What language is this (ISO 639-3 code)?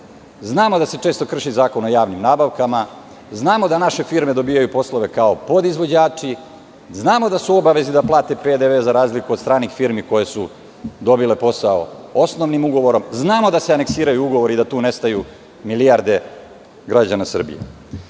srp